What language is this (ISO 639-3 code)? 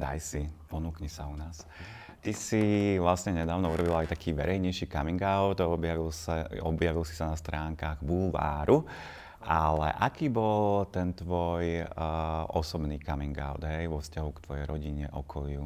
slk